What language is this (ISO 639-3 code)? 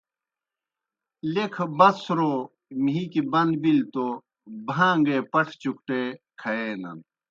plk